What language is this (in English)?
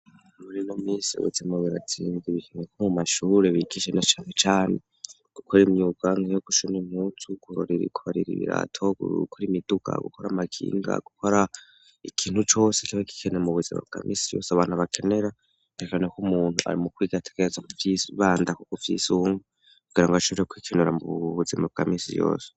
Rundi